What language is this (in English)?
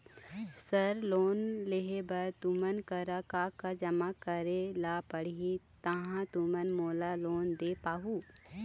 Chhattisgarhi